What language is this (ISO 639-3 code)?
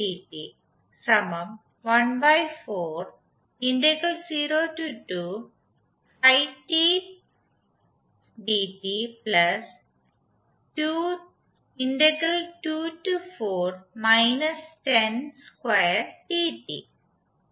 mal